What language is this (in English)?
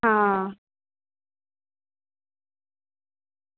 Gujarati